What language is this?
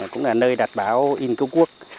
Vietnamese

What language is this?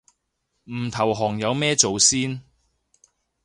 Cantonese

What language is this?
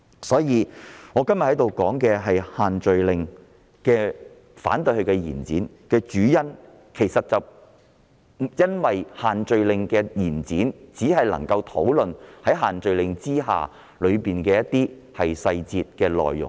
Cantonese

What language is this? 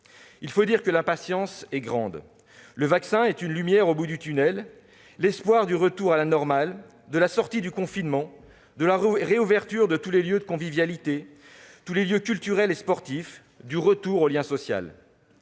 French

